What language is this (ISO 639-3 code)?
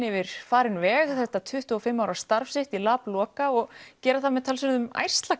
isl